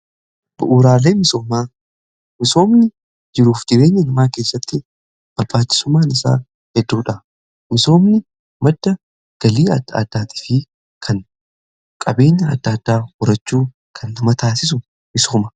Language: Oromo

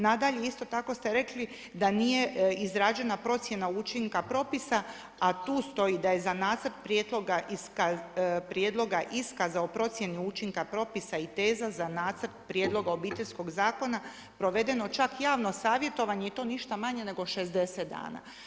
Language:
Croatian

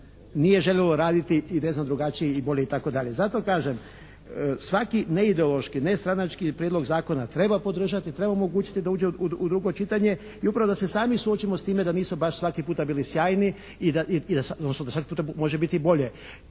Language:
Croatian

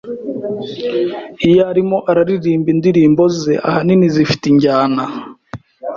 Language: Kinyarwanda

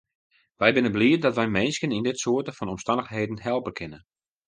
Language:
Western Frisian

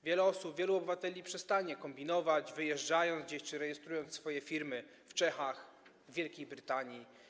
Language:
Polish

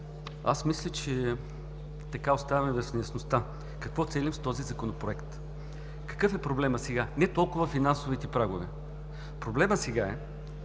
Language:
Bulgarian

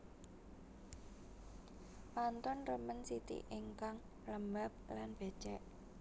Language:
Javanese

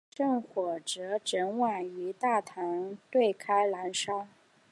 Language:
Chinese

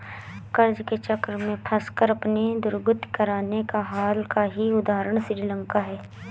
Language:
Hindi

